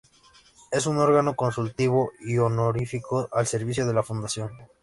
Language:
Spanish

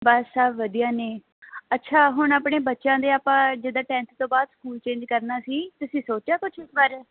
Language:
Punjabi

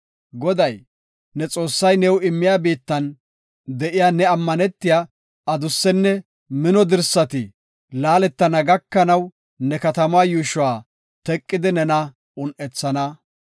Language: Gofa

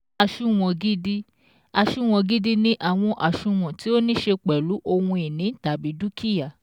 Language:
Yoruba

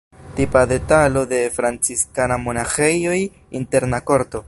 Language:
Esperanto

